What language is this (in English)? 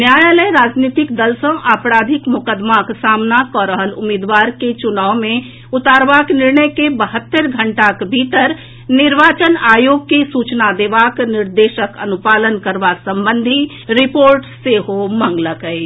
Maithili